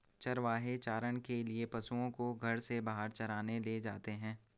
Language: Hindi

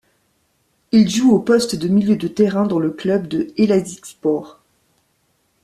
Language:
French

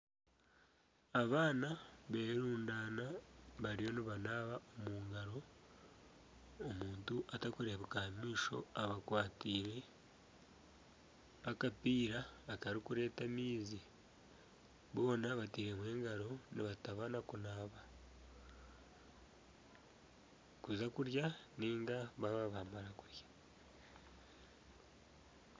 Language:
Nyankole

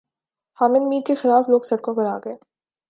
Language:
Urdu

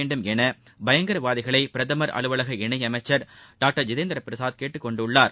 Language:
Tamil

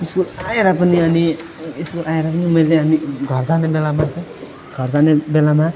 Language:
Nepali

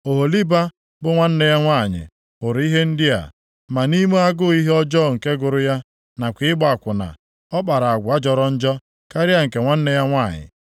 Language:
Igbo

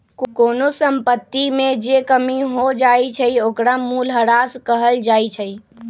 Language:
Magahi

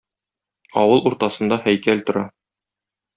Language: Tatar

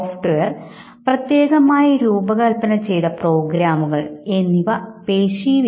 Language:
Malayalam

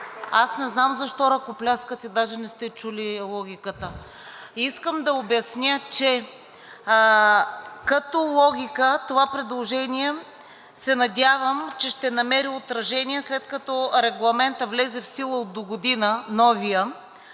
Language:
Bulgarian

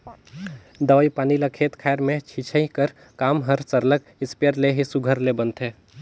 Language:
Chhattisgarhi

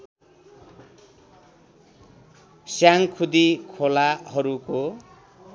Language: Nepali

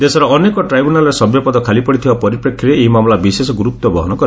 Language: Odia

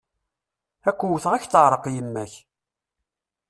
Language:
Kabyle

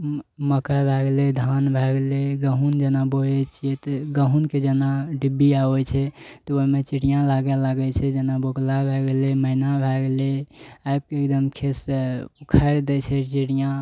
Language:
Maithili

